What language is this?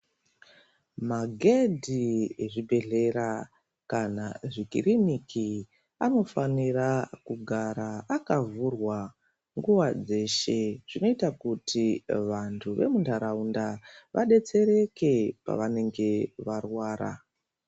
Ndau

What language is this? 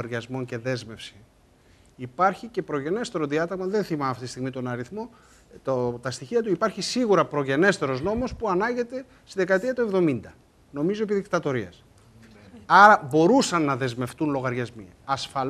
Greek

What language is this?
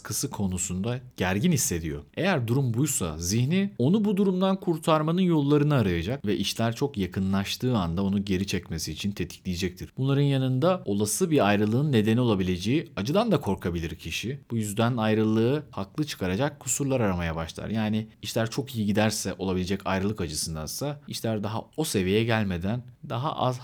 Turkish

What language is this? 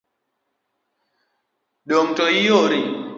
Luo (Kenya and Tanzania)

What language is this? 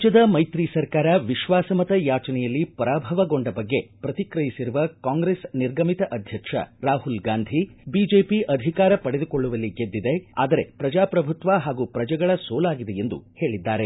Kannada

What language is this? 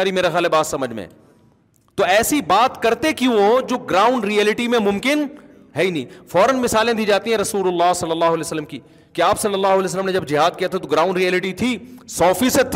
Urdu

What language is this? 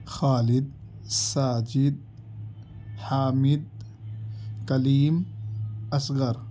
Urdu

